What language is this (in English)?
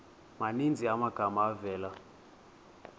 Xhosa